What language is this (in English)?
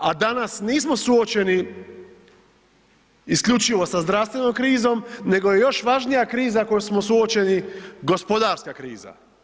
Croatian